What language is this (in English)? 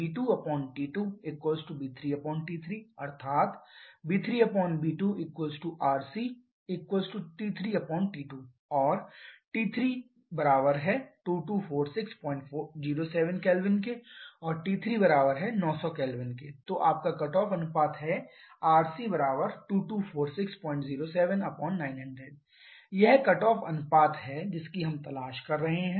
Hindi